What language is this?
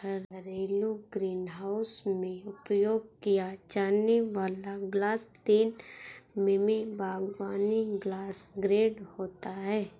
Hindi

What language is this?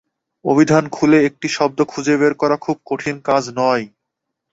Bangla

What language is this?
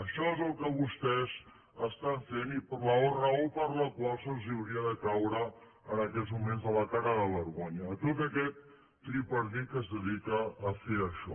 Catalan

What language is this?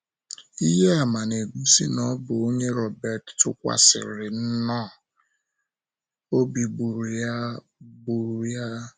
Igbo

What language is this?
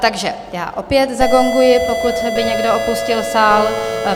Czech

